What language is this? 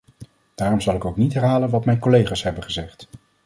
Dutch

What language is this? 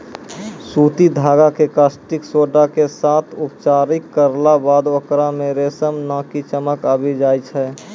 Maithili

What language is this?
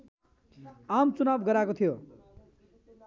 Nepali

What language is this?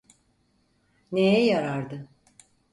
Turkish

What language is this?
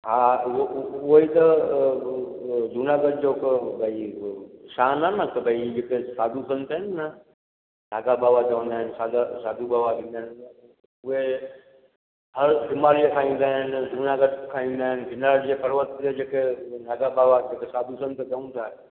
Sindhi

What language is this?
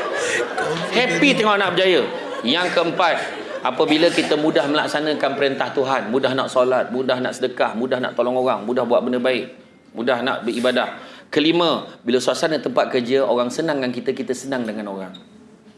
Malay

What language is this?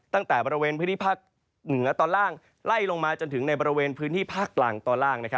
Thai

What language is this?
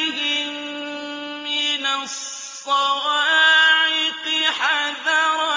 Arabic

